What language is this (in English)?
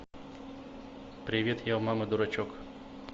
Russian